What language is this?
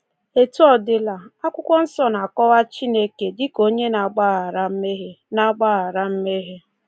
Igbo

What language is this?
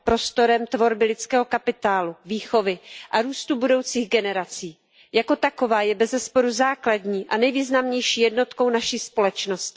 Czech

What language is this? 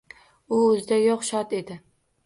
Uzbek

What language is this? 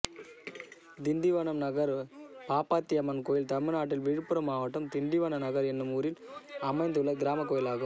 Tamil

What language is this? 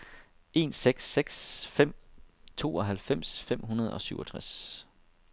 Danish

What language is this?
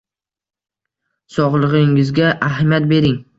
Uzbek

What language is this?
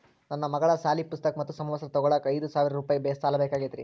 Kannada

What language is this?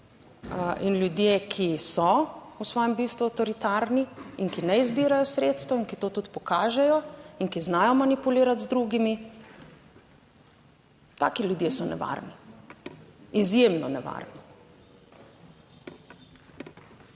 Slovenian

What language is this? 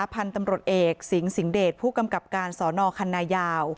Thai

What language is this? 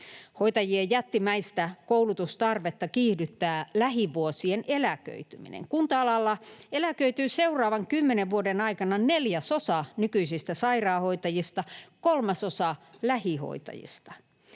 Finnish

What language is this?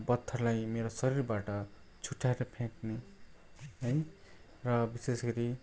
Nepali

